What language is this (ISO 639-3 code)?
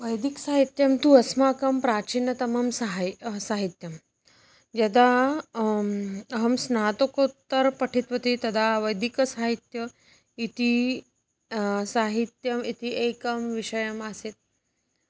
san